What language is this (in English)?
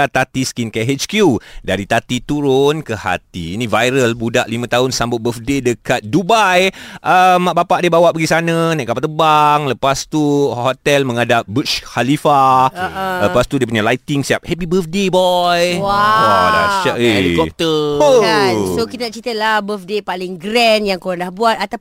Malay